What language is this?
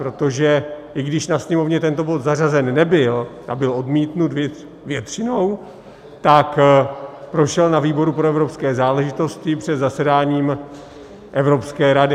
Czech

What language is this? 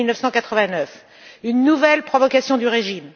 French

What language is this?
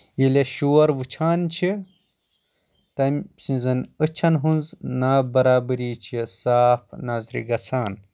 Kashmiri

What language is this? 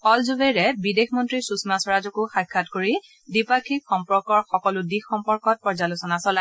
Assamese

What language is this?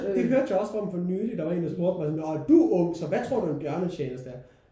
Danish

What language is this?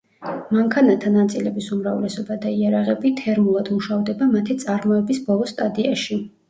Georgian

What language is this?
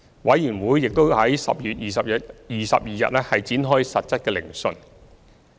Cantonese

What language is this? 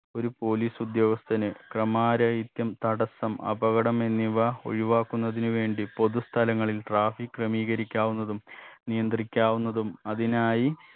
Malayalam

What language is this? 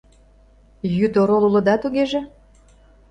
Mari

